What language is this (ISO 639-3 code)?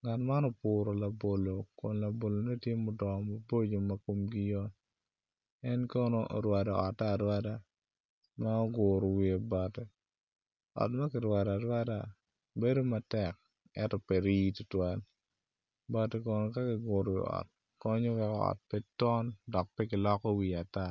ach